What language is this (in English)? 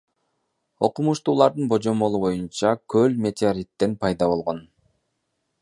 Kyrgyz